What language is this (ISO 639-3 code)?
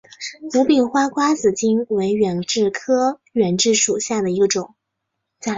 zho